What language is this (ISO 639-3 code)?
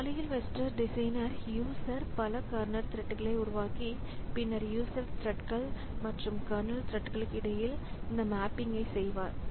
tam